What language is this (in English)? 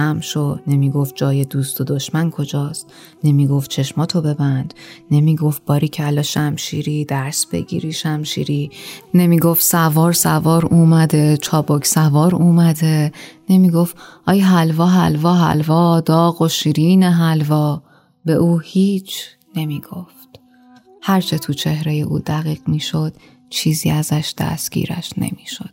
Persian